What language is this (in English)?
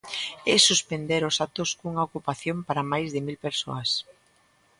Galician